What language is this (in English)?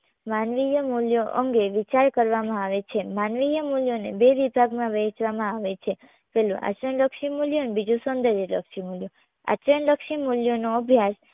Gujarati